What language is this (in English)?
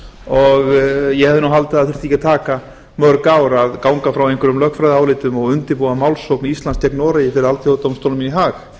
Icelandic